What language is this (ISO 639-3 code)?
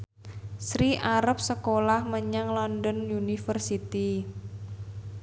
jav